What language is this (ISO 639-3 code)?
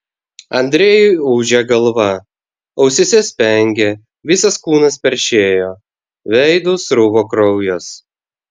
lit